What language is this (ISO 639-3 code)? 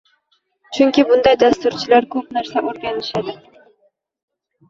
uzb